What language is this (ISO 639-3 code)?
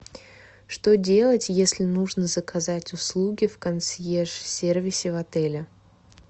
rus